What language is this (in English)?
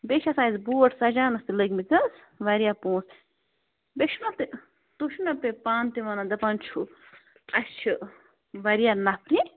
Kashmiri